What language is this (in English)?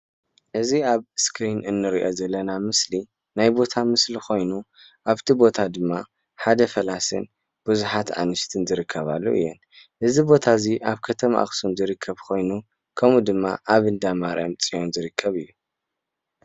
Tigrinya